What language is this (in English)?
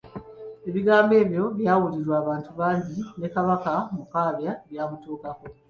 Ganda